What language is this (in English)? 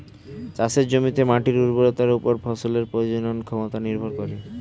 Bangla